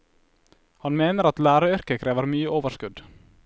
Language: Norwegian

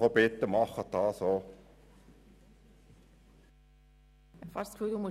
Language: Swiss German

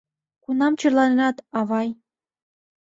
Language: Mari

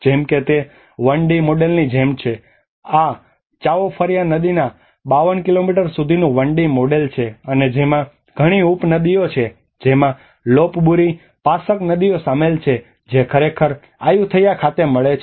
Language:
Gujarati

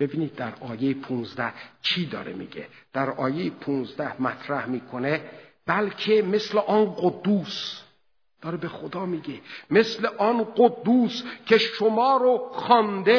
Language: Persian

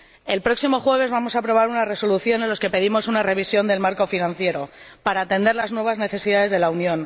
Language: Spanish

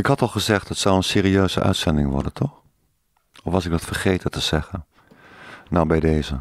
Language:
Dutch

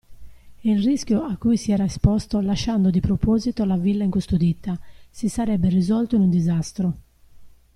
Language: Italian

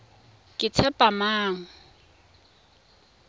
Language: Tswana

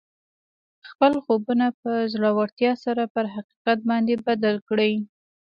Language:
Pashto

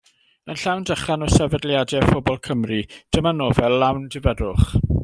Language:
Welsh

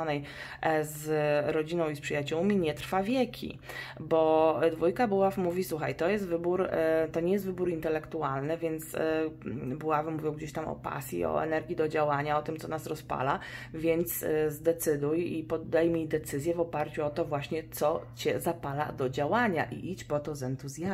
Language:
Polish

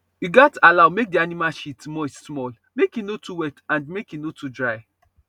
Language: Nigerian Pidgin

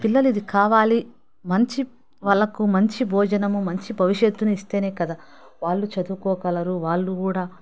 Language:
Telugu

